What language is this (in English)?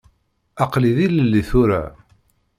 Kabyle